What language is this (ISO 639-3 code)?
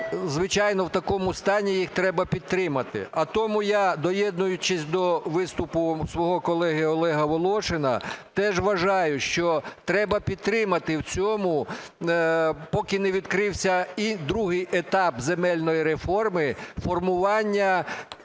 ukr